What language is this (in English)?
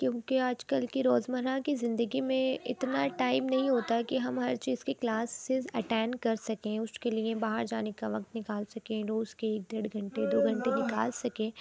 Urdu